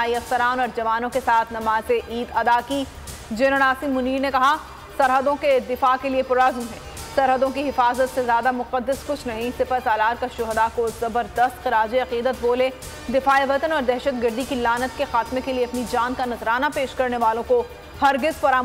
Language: Hindi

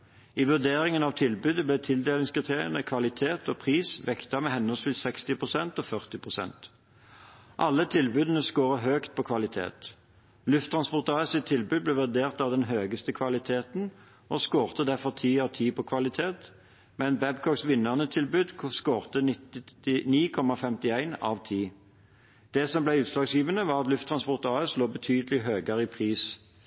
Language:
Norwegian Bokmål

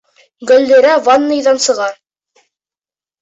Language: Bashkir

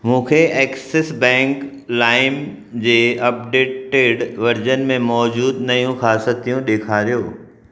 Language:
Sindhi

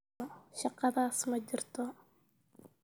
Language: Somali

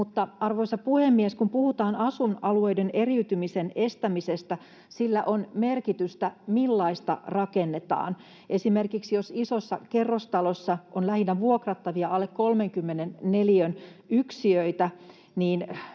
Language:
Finnish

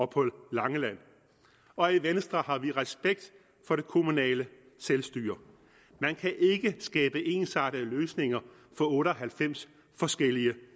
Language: Danish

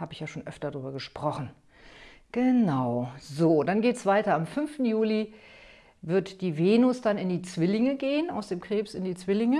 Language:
German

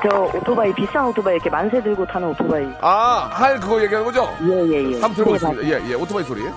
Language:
Korean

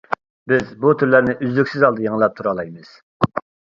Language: Uyghur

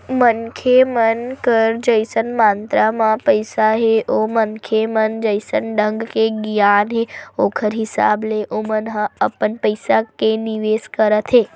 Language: Chhattisgarhi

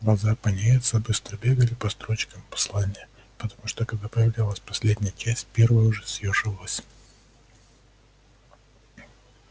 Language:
Russian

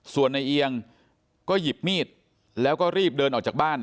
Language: Thai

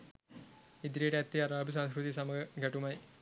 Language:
Sinhala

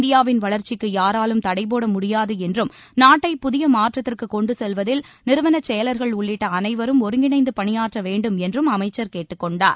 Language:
Tamil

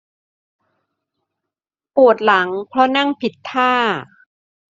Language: Thai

